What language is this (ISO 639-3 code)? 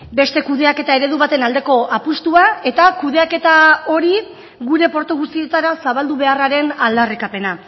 eus